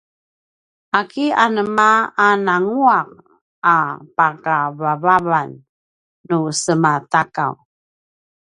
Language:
Paiwan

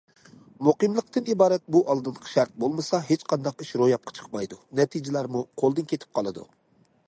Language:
Uyghur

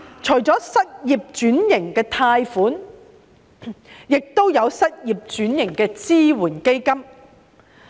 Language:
Cantonese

